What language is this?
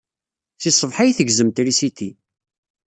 Kabyle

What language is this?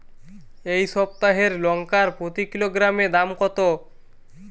Bangla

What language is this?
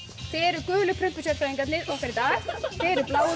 Icelandic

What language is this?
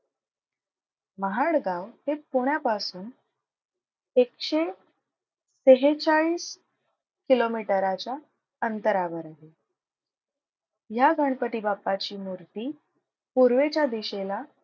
Marathi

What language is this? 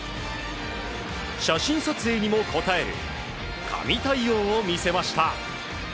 Japanese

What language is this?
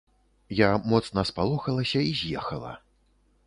Belarusian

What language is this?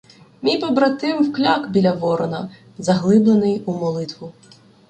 Ukrainian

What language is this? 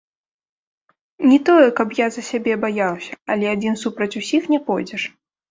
Belarusian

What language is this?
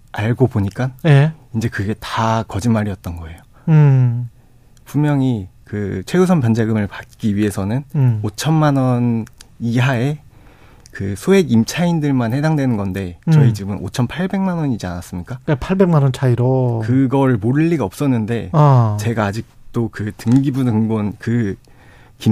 Korean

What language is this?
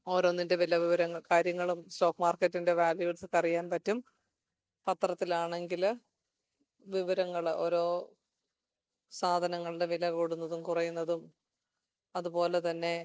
Malayalam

